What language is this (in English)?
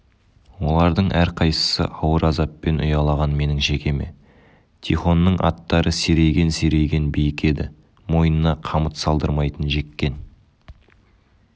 Kazakh